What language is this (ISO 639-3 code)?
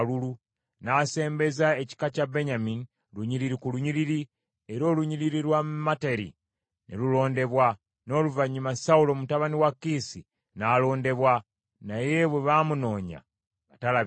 lug